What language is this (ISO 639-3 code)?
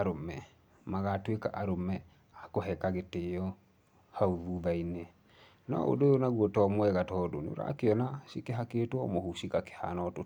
kik